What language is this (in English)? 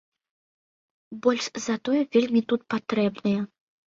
Belarusian